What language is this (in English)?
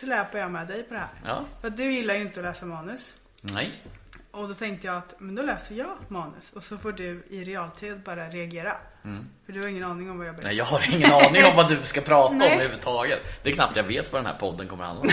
Swedish